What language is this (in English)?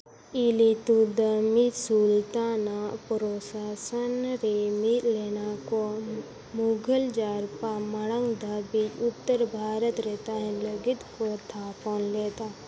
Santali